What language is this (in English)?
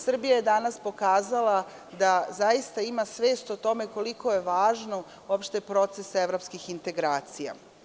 Serbian